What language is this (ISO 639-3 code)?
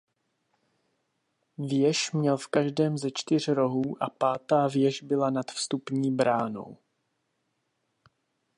ces